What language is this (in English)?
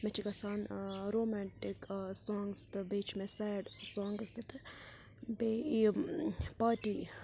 Kashmiri